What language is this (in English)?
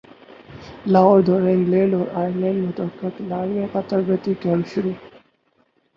Urdu